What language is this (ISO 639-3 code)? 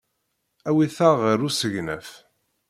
kab